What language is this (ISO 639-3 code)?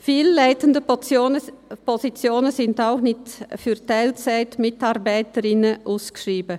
gsw